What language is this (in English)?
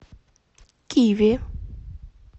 Russian